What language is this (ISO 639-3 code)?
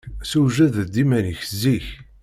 kab